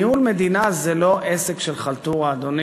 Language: Hebrew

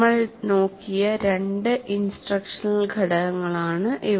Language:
Malayalam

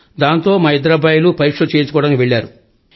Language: Telugu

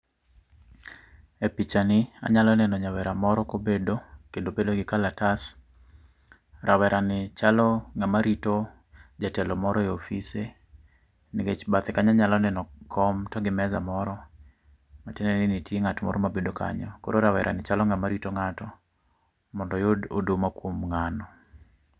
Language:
Luo (Kenya and Tanzania)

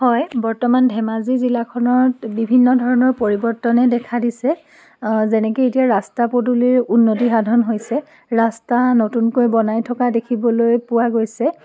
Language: Assamese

